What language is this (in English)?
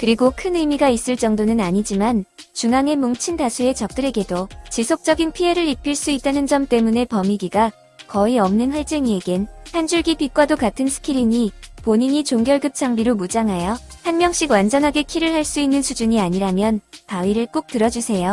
Korean